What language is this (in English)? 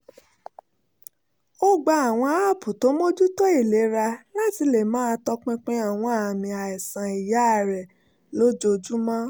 Yoruba